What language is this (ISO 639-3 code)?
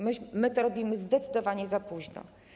pol